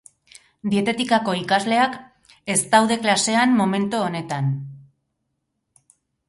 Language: Basque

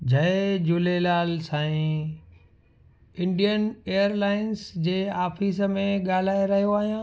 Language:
Sindhi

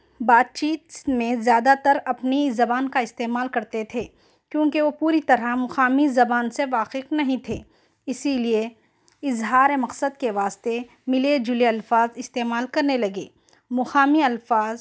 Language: Urdu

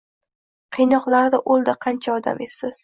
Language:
Uzbek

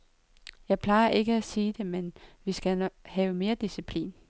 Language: Danish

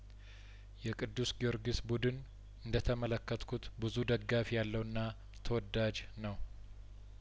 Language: Amharic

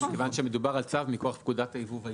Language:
Hebrew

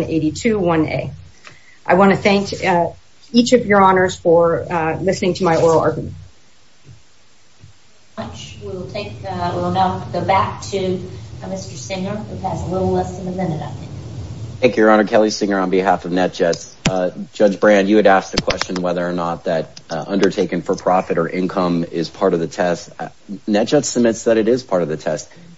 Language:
English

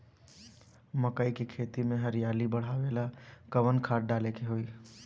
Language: Bhojpuri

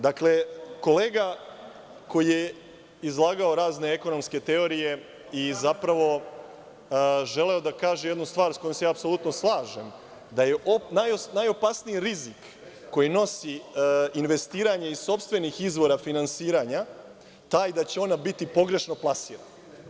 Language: Serbian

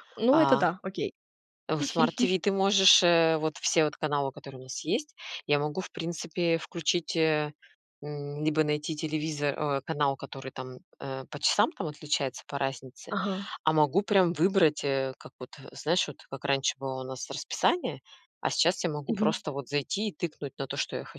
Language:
Russian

